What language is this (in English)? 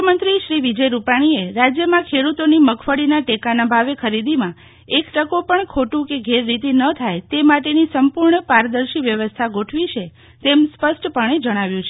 Gujarati